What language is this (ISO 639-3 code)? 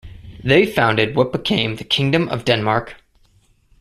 eng